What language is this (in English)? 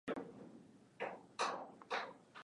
Swahili